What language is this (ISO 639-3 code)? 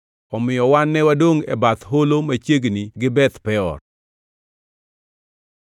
luo